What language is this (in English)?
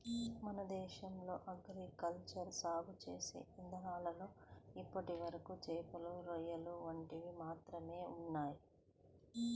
Telugu